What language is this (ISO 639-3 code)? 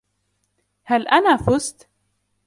ara